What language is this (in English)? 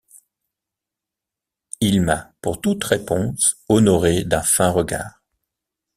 French